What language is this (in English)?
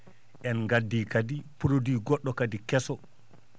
Fula